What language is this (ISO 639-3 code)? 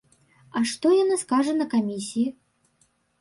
bel